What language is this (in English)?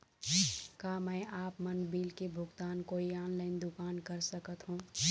Chhattisgarhi